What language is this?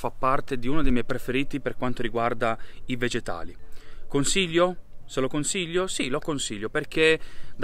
Italian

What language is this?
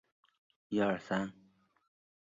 Chinese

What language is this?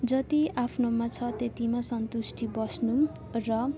Nepali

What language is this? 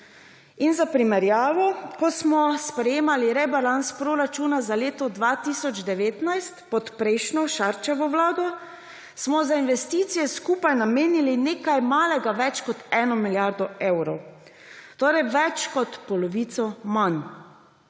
Slovenian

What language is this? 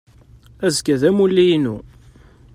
Kabyle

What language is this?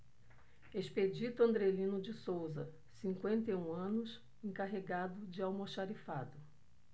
Portuguese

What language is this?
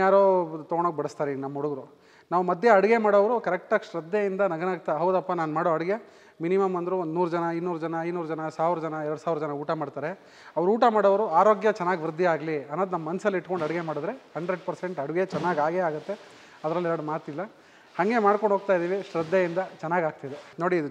Kannada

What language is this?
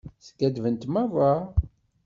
Kabyle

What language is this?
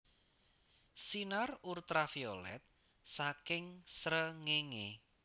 Javanese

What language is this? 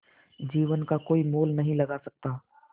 Hindi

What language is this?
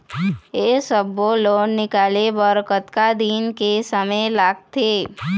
Chhattisgarhi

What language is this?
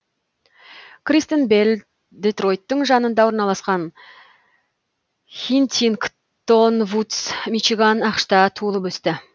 Kazakh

